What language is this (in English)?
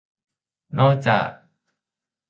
Thai